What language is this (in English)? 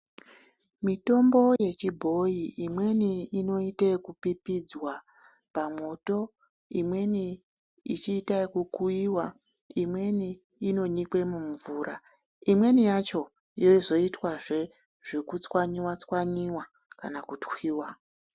Ndau